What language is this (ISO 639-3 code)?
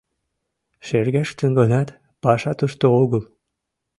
chm